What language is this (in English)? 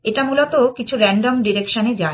Bangla